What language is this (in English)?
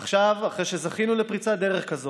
Hebrew